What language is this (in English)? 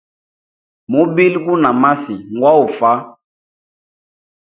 Hemba